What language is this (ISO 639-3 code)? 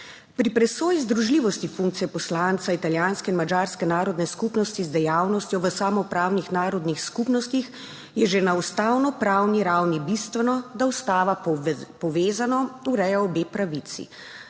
slv